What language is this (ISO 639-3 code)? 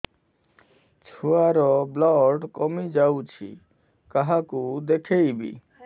ori